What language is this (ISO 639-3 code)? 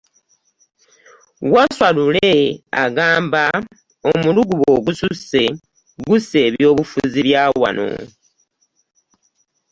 lug